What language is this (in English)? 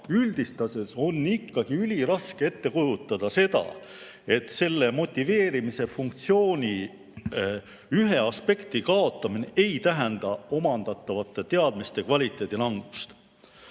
Estonian